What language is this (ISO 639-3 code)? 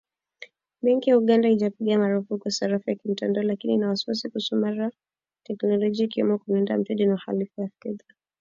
swa